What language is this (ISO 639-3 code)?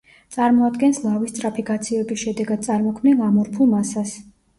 kat